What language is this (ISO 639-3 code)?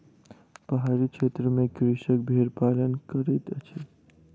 mai